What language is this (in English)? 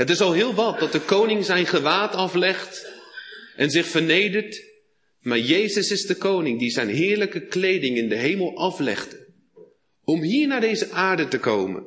Dutch